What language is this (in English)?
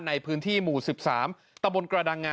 Thai